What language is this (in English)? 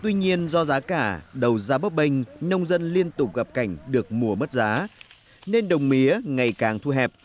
Vietnamese